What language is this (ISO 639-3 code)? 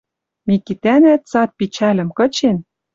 mrj